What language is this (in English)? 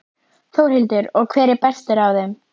Icelandic